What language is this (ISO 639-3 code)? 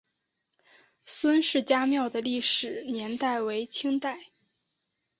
zho